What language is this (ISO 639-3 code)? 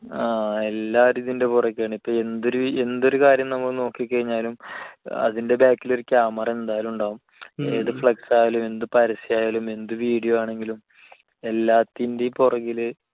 mal